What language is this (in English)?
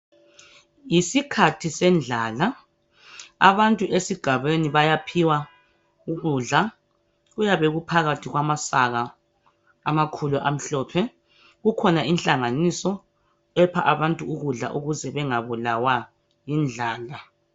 North Ndebele